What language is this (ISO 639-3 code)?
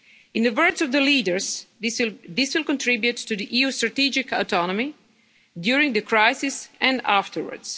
eng